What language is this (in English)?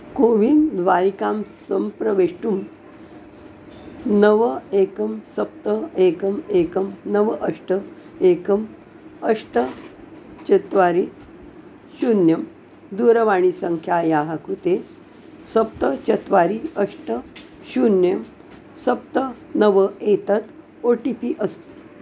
Sanskrit